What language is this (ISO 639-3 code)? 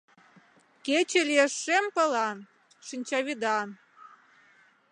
chm